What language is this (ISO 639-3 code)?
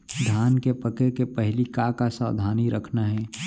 hne